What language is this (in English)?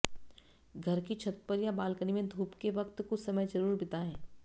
Hindi